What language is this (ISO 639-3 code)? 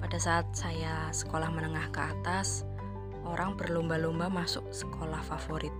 ind